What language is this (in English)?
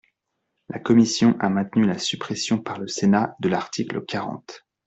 French